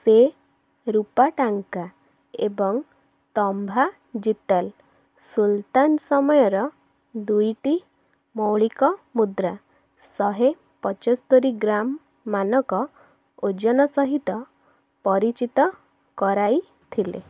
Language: Odia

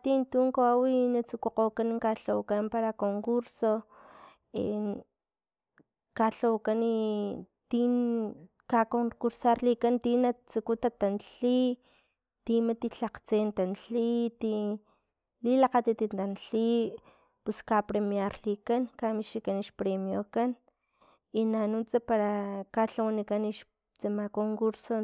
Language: Filomena Mata-Coahuitlán Totonac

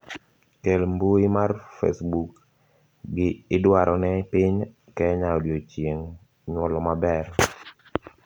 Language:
Luo (Kenya and Tanzania)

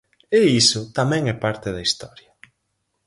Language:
Galician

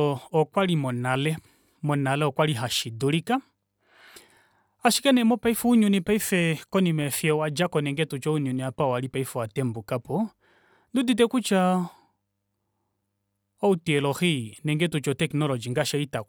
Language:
Kuanyama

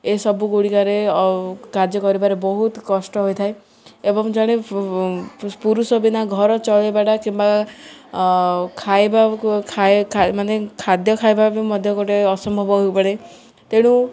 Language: Odia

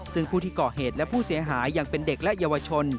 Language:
Thai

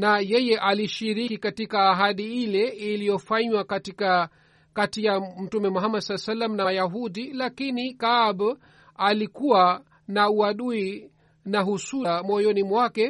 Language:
Swahili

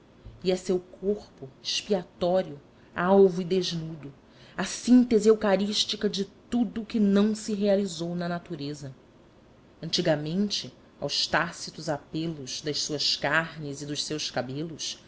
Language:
Portuguese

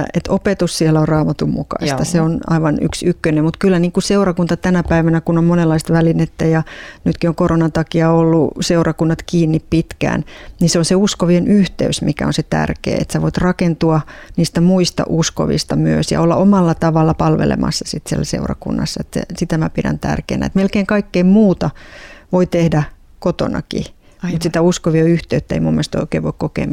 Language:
Finnish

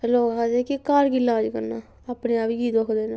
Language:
Dogri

